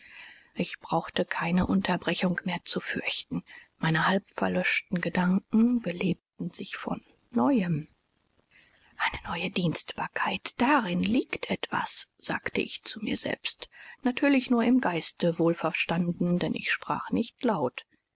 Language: German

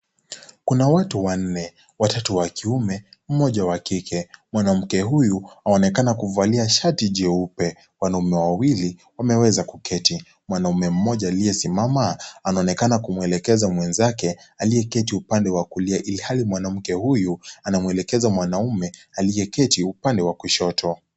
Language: Swahili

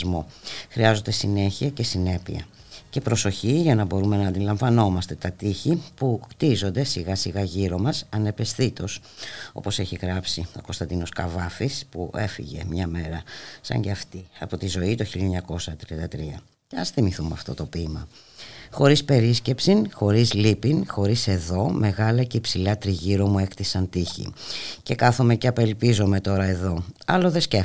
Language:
Greek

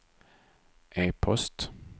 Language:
Swedish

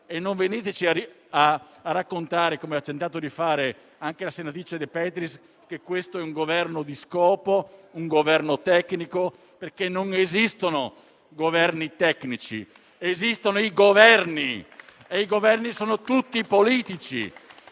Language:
Italian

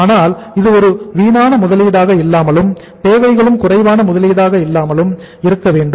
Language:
Tamil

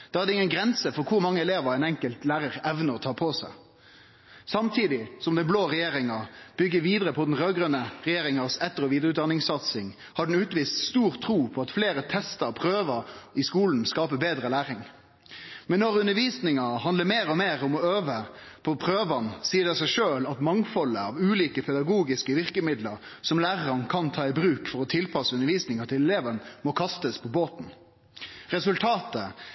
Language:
Norwegian Nynorsk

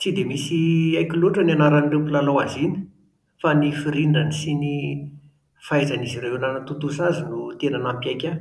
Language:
Malagasy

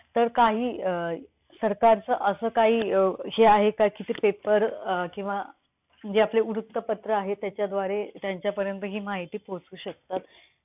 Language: Marathi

